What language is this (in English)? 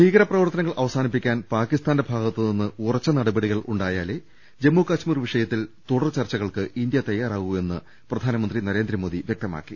Malayalam